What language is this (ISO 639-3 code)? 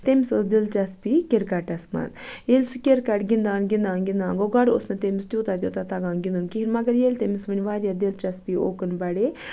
kas